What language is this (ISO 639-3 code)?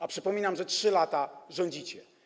pol